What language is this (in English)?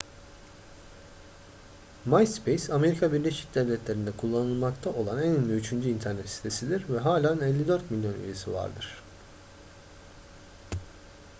Turkish